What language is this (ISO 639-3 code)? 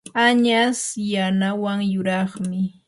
qur